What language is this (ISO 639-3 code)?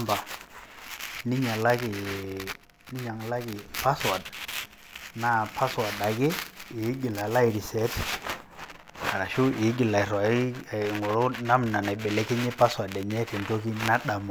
mas